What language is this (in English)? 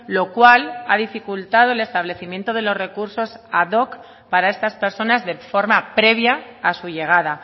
Spanish